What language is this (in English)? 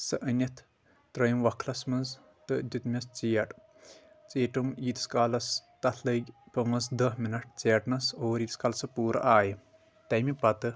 Kashmiri